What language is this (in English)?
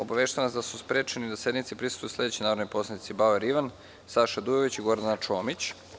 Serbian